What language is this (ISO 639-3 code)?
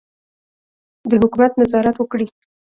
pus